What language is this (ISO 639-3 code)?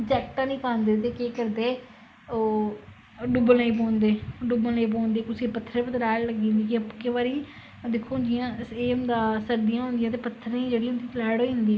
doi